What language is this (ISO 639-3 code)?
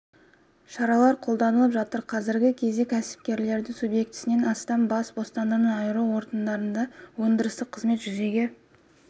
kaz